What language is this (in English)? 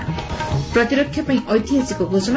Odia